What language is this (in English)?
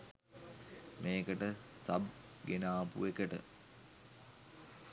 Sinhala